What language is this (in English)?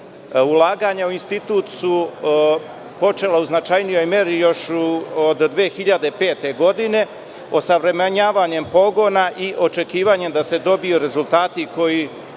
Serbian